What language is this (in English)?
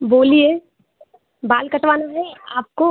Hindi